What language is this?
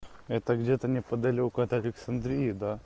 Russian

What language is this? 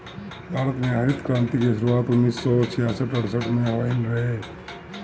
Bhojpuri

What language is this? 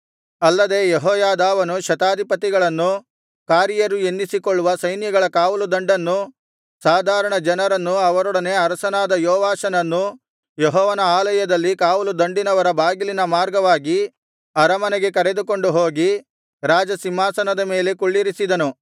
Kannada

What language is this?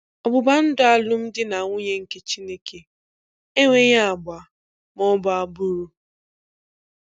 Igbo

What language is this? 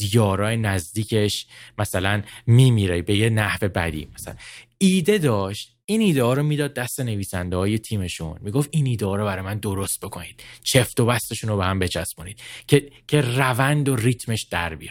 Persian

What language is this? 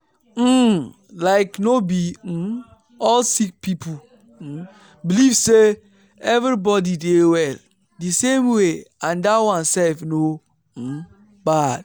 Nigerian Pidgin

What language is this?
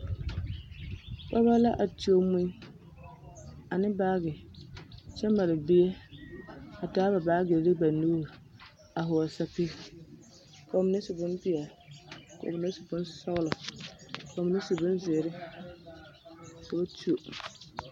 Southern Dagaare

